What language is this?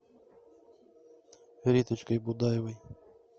Russian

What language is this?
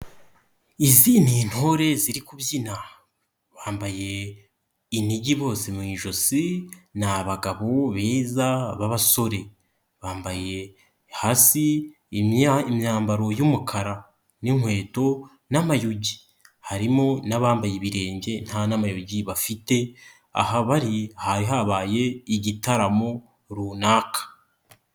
Kinyarwanda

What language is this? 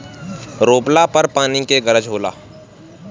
Bhojpuri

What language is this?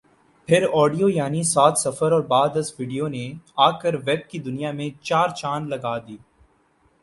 Urdu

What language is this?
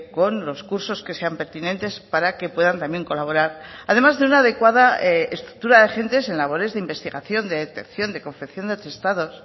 Spanish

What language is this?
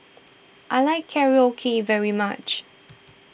English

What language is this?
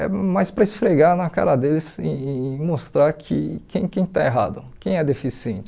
Portuguese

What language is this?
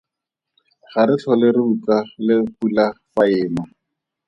Tswana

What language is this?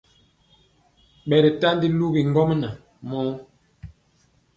Mpiemo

